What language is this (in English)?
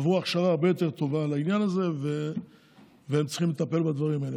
Hebrew